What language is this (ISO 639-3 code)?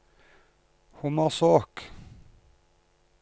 nor